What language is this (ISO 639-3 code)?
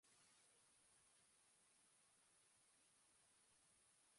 eus